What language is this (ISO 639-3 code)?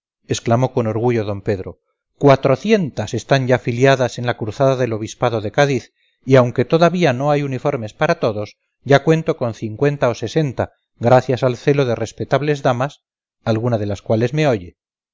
spa